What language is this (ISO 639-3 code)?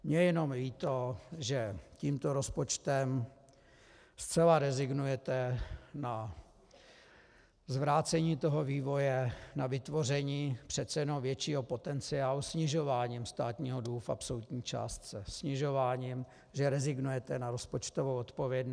ces